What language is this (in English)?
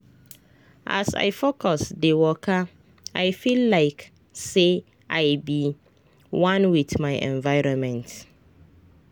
Nigerian Pidgin